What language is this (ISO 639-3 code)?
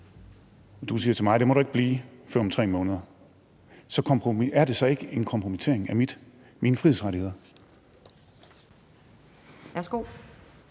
dan